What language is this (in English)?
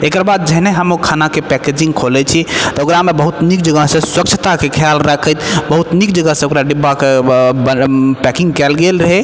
Maithili